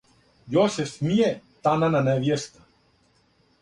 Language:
Serbian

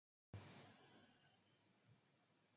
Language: Urdu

